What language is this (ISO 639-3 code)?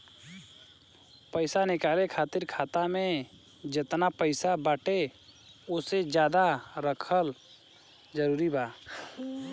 bho